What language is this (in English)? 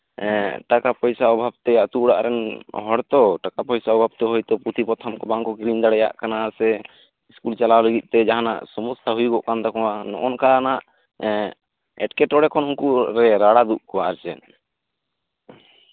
Santali